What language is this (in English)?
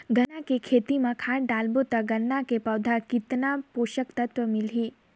Chhattisgarhi